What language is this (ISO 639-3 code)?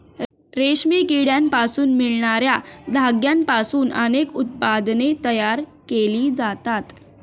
mar